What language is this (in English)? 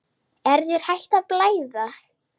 Icelandic